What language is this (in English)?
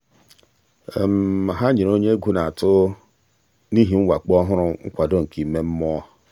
Igbo